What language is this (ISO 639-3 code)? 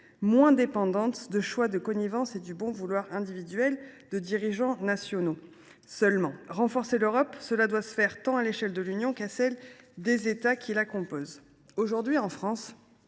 fra